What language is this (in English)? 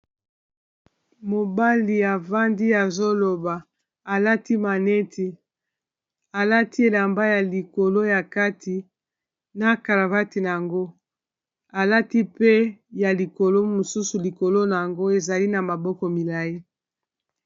Lingala